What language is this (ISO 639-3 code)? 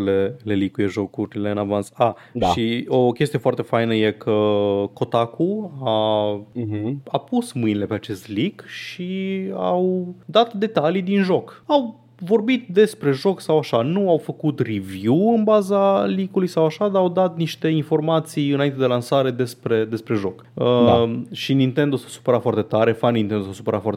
ron